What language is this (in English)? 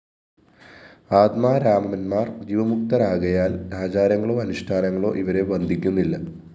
Malayalam